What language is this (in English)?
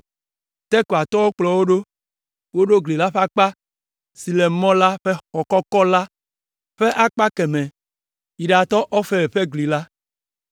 Ewe